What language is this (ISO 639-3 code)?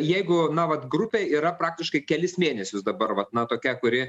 lit